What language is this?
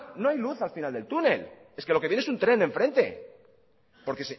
Spanish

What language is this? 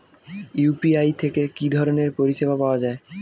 Bangla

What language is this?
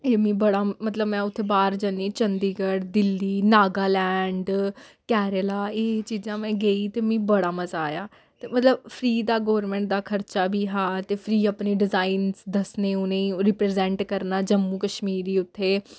Dogri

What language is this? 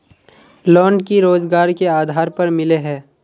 Magahi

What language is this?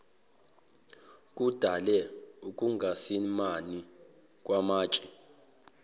Zulu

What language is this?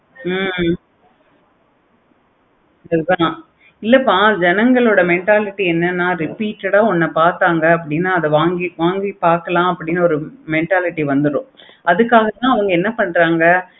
Tamil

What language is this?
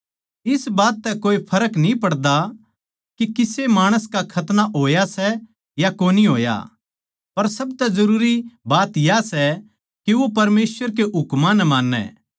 Haryanvi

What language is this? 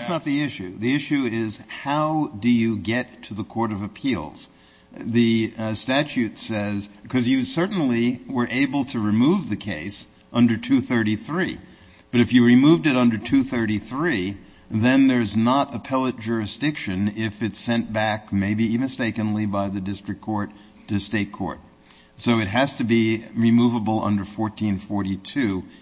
English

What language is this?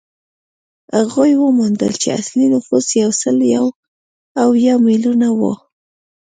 Pashto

